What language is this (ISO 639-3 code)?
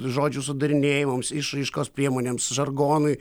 lit